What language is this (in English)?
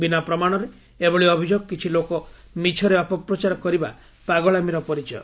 Odia